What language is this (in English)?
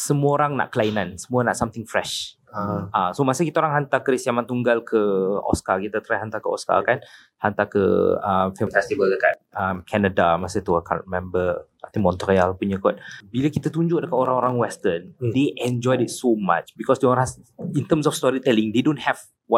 Malay